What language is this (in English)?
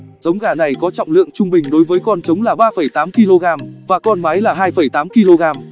Vietnamese